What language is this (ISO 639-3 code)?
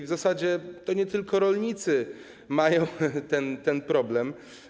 pol